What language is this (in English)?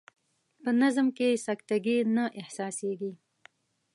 Pashto